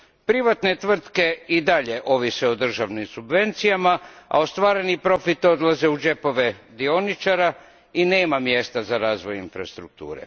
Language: Croatian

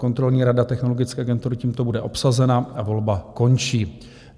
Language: Czech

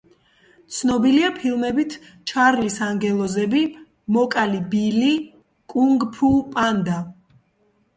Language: Georgian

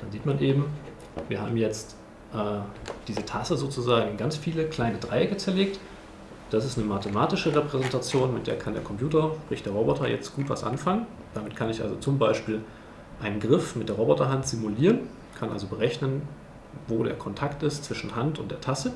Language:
German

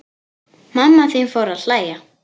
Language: Icelandic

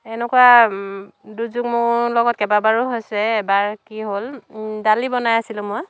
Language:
Assamese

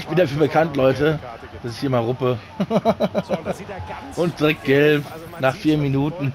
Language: German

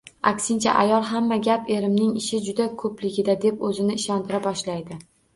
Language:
Uzbek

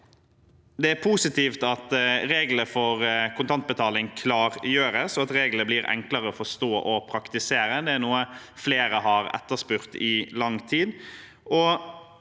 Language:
Norwegian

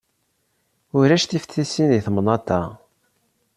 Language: Kabyle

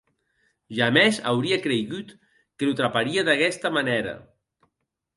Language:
Occitan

